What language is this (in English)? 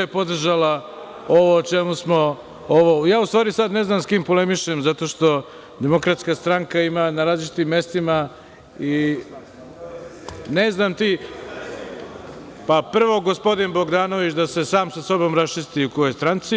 Serbian